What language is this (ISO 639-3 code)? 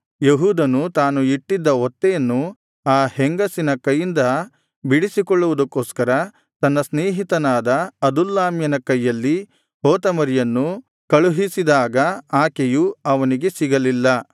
kan